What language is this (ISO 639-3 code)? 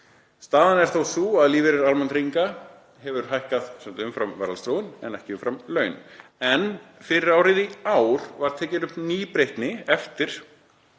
isl